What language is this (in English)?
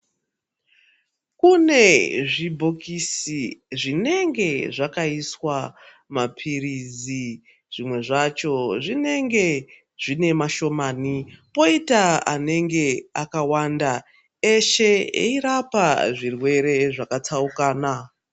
Ndau